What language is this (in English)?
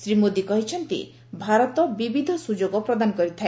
Odia